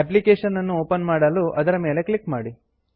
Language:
Kannada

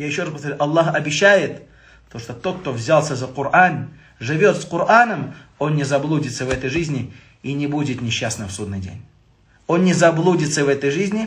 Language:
Russian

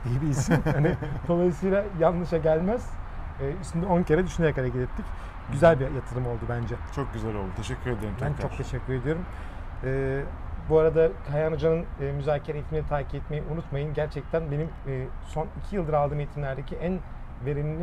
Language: Turkish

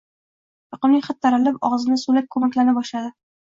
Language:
Uzbek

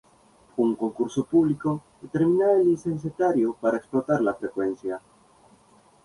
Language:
Spanish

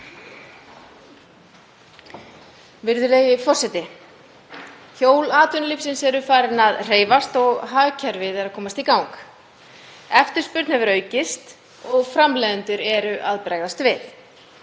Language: Icelandic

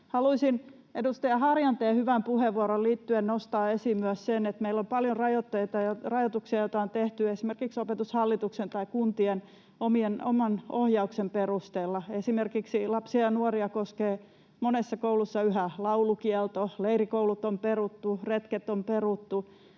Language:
Finnish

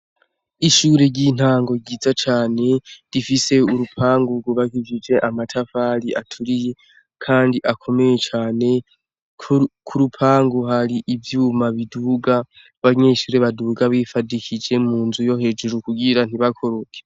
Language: Rundi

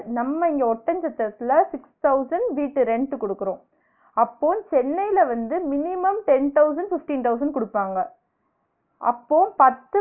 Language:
Tamil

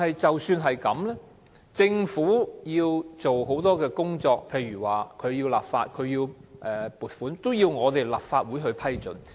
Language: Cantonese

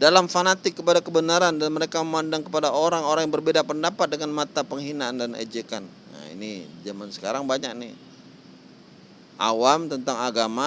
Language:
Indonesian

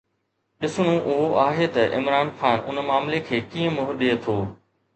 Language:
Sindhi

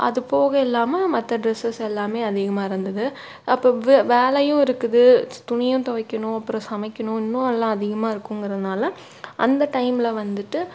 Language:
Tamil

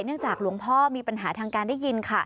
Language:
Thai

